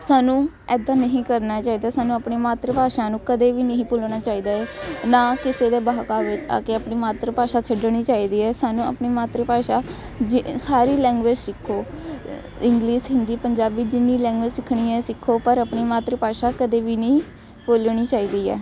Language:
Punjabi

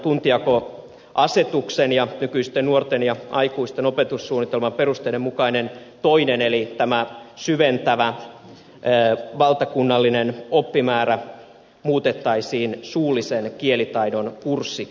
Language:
Finnish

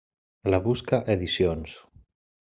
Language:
Catalan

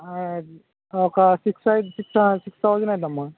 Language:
Telugu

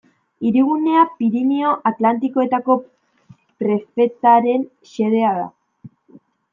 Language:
Basque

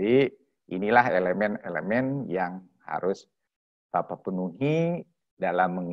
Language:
Indonesian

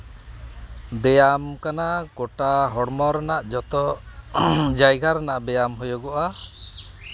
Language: Santali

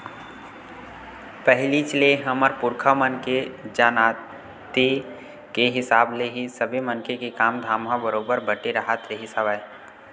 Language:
Chhattisgarhi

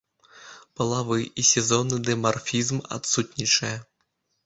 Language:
Belarusian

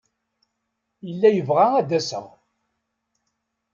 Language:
Kabyle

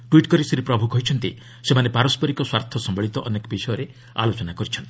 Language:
Odia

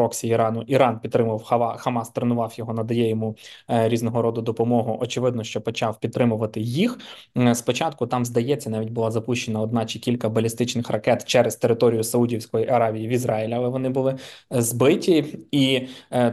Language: Ukrainian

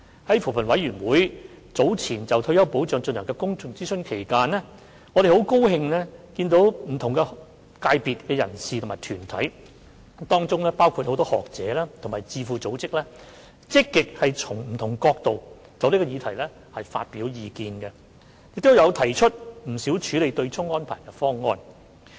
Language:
Cantonese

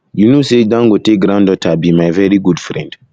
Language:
Nigerian Pidgin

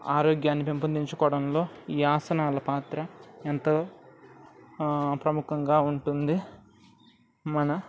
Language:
Telugu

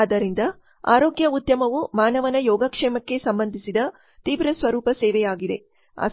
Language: Kannada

